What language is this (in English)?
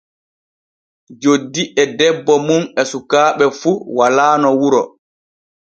Borgu Fulfulde